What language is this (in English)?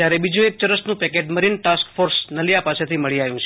Gujarati